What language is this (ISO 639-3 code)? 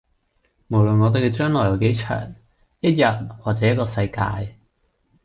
yue